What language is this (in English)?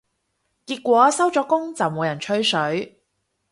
Cantonese